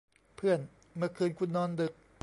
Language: Thai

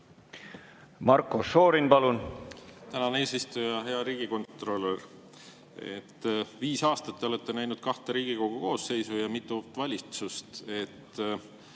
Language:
Estonian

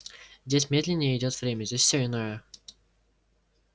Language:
Russian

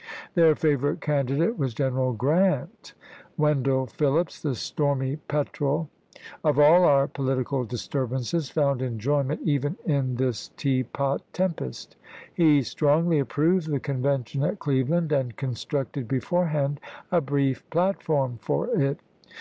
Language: English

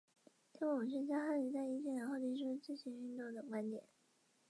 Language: Chinese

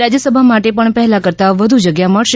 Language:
Gujarati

